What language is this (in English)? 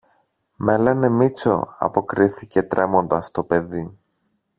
Greek